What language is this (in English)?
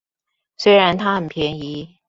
Chinese